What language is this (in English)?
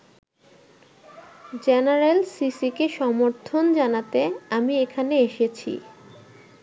Bangla